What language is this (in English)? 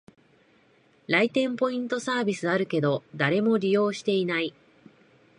Japanese